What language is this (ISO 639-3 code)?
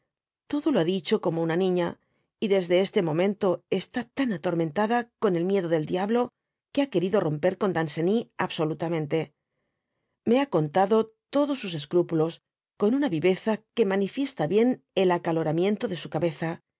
spa